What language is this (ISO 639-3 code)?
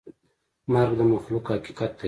pus